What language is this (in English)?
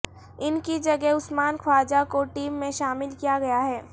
Urdu